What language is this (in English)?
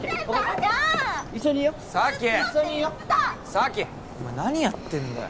Japanese